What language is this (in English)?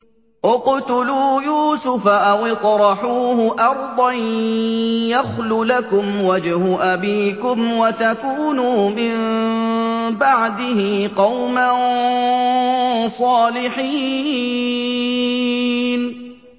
Arabic